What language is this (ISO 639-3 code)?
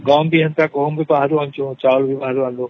ori